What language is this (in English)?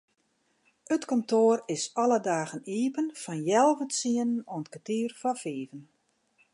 Western Frisian